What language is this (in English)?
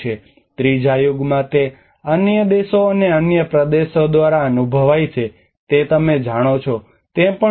Gujarati